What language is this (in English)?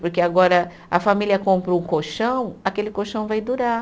Portuguese